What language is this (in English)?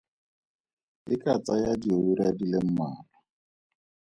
Tswana